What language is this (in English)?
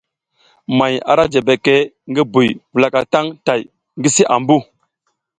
South Giziga